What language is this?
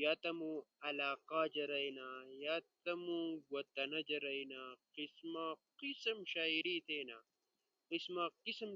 Ushojo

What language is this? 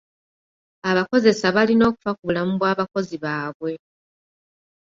Ganda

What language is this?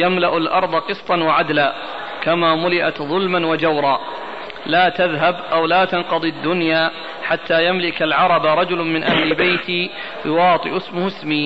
Arabic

